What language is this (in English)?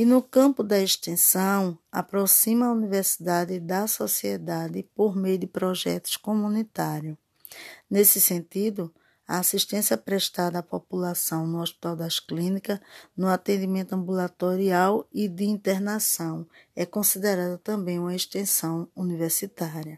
Portuguese